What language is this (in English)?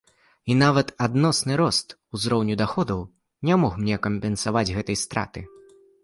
Belarusian